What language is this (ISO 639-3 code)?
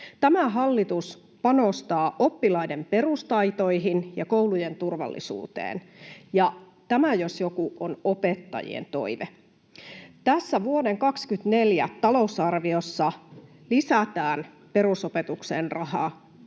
fin